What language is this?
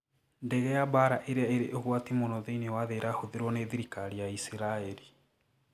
Kikuyu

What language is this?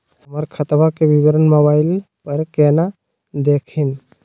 Magahi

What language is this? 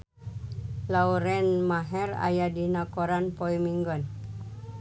Sundanese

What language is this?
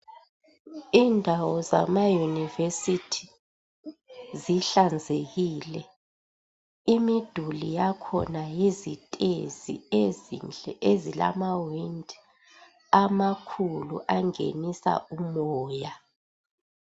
North Ndebele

